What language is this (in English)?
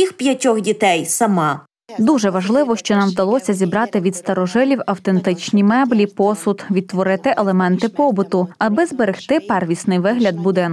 Ukrainian